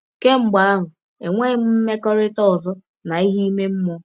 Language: Igbo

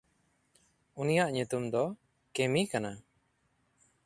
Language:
Santali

